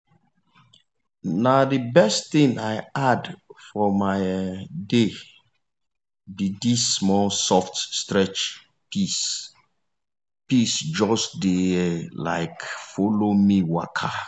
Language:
Nigerian Pidgin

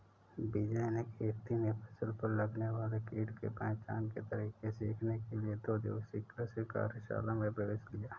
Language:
Hindi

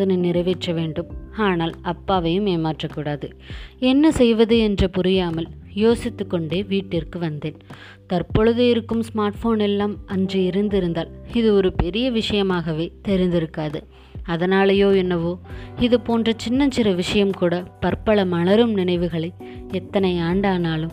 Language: Tamil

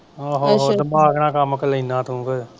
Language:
Punjabi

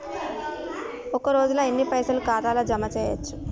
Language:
Telugu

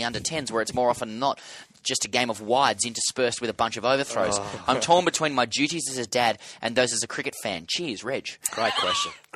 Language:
English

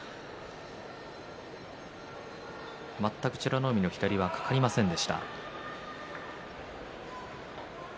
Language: Japanese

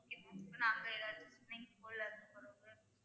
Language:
Tamil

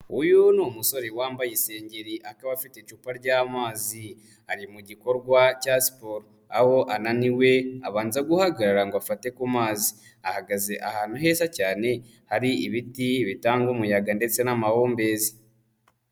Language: Kinyarwanda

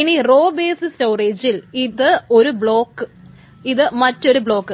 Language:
Malayalam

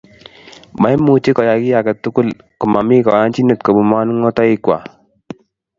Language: Kalenjin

